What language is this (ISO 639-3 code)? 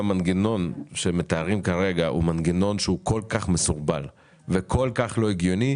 heb